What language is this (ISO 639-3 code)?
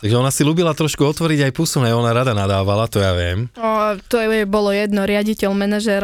slk